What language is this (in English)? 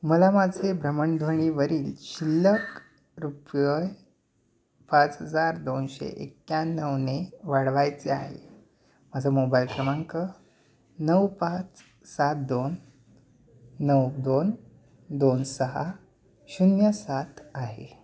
Marathi